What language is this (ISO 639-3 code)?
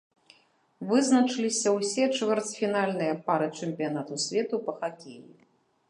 bel